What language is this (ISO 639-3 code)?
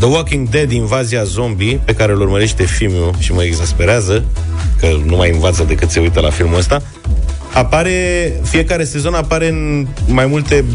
ron